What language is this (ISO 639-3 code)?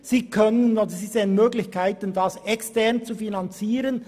gsw